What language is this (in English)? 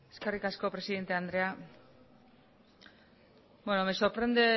Basque